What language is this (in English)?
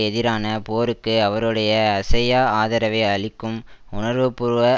Tamil